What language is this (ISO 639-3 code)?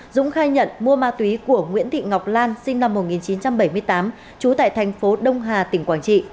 vie